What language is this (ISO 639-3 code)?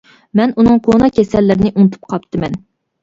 uig